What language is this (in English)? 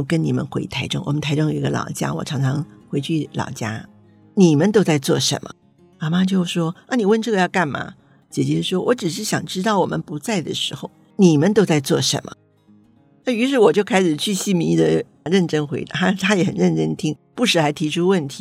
Chinese